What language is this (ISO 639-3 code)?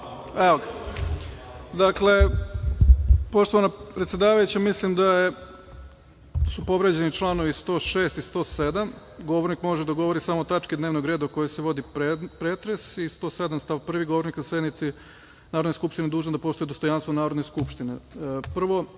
srp